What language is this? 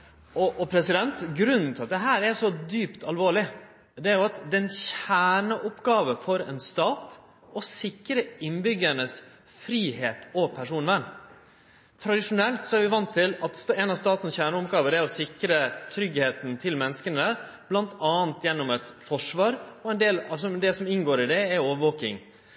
Norwegian Nynorsk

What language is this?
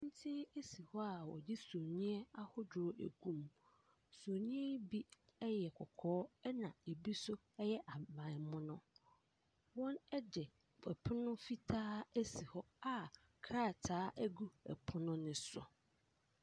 Akan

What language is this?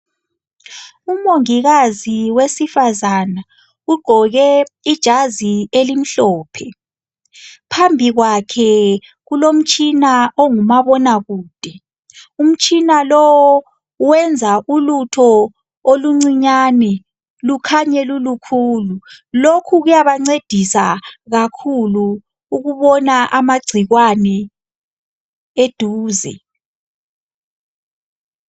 North Ndebele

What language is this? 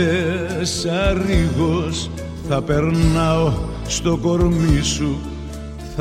Greek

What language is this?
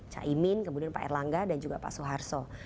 Indonesian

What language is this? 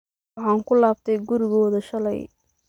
Somali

